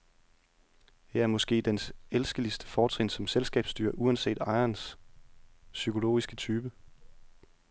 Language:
Danish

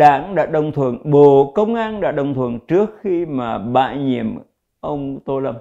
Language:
Vietnamese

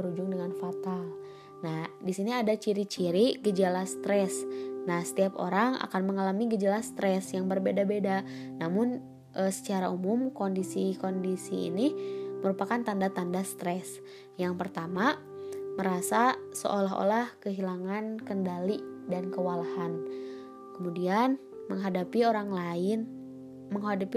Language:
Indonesian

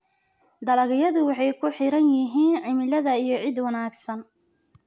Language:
Somali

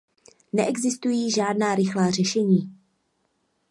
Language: Czech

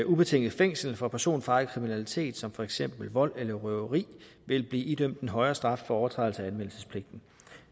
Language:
Danish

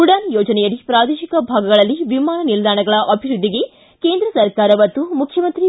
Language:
Kannada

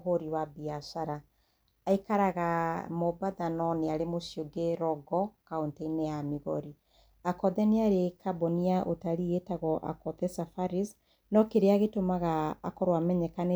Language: Kikuyu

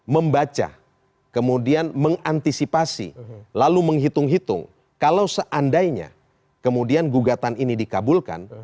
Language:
Indonesian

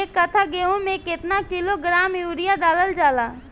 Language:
Bhojpuri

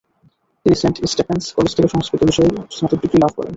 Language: Bangla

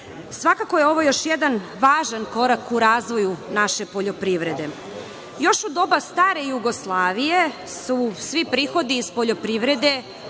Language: Serbian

